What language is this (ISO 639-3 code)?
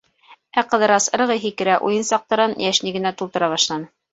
bak